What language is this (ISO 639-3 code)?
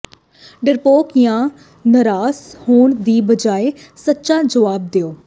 pan